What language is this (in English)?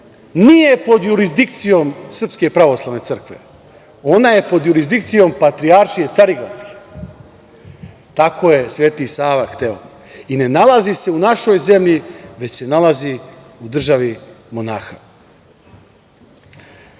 Serbian